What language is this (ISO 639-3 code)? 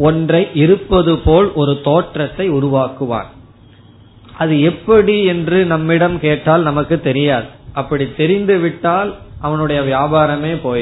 tam